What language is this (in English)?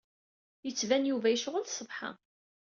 Kabyle